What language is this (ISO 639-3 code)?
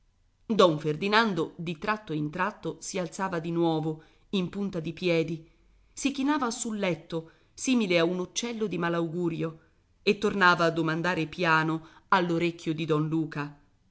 ita